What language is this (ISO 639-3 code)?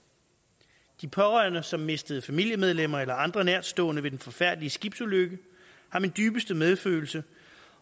dan